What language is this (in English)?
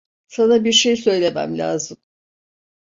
Turkish